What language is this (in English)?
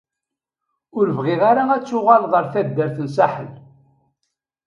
Kabyle